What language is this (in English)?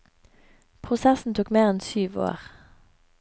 Norwegian